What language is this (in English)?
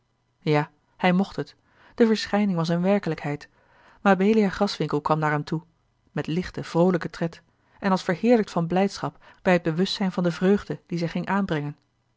Dutch